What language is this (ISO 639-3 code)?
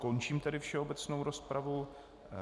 ces